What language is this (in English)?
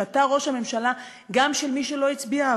Hebrew